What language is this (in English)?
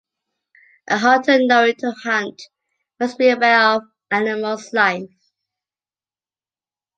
English